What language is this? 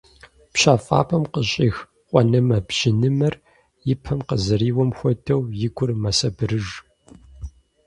Kabardian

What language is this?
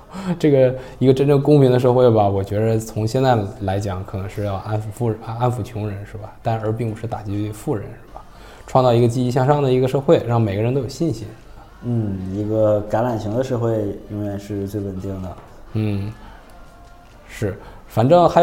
Chinese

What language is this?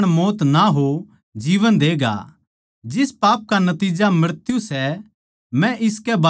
Haryanvi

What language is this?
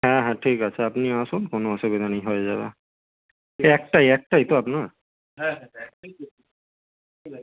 Bangla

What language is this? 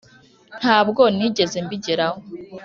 Kinyarwanda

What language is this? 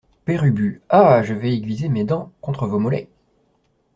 French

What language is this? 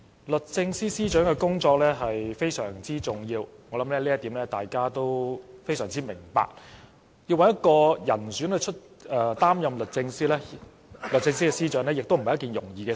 Cantonese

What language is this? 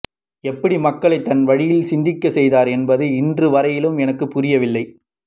Tamil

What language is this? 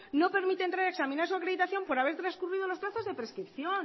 Spanish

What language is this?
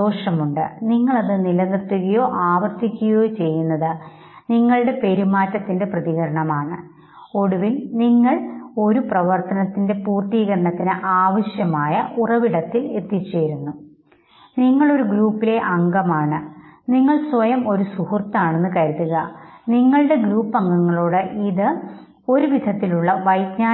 Malayalam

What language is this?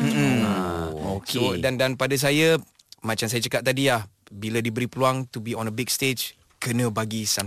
Malay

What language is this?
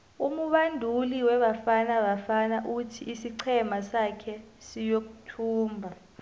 South Ndebele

